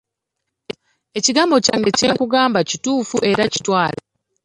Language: Ganda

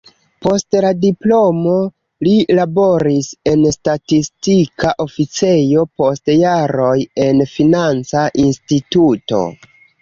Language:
Esperanto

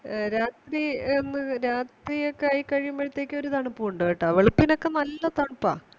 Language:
Malayalam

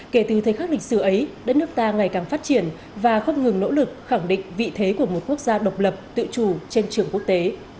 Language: Vietnamese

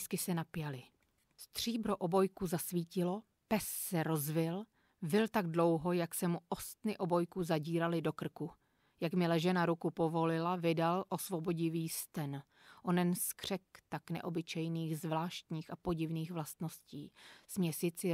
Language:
Czech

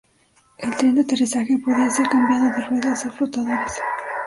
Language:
Spanish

